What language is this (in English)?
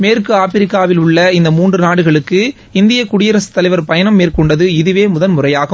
Tamil